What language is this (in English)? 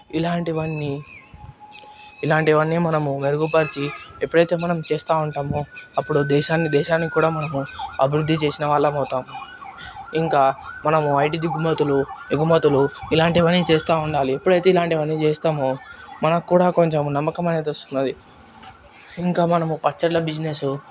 Telugu